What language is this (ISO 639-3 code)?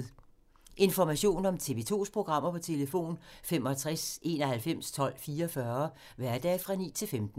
dan